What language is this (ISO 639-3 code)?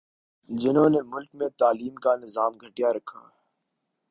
urd